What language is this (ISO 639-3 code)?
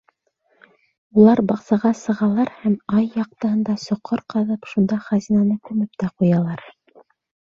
bak